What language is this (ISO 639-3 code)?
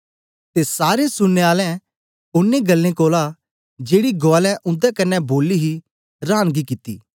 doi